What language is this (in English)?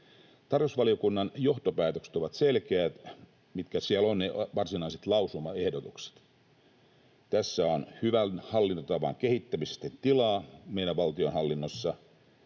Finnish